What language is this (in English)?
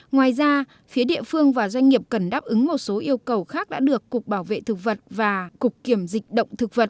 Vietnamese